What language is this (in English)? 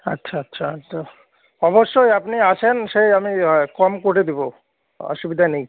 Bangla